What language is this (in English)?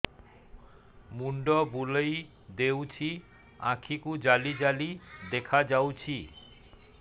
Odia